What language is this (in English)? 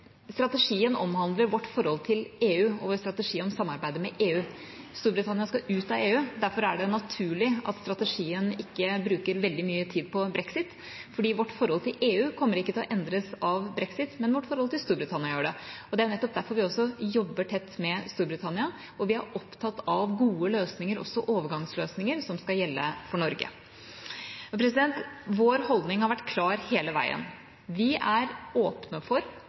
Norwegian Bokmål